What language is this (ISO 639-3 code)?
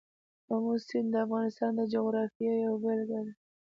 pus